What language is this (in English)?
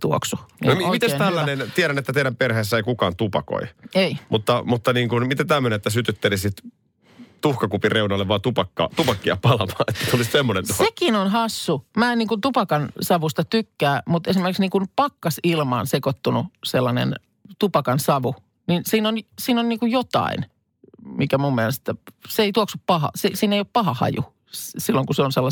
Finnish